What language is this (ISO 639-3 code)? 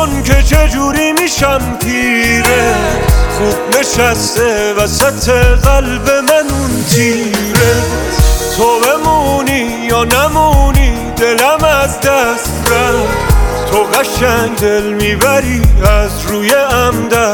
fas